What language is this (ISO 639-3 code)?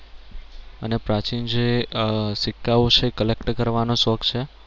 guj